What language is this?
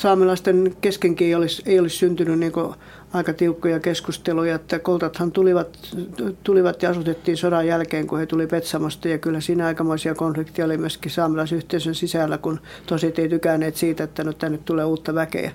Finnish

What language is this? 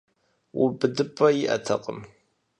Kabardian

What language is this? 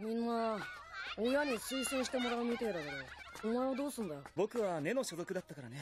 Japanese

